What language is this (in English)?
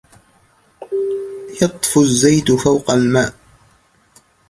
Arabic